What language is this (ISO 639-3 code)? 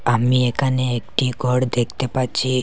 ben